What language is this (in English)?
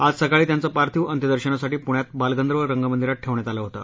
Marathi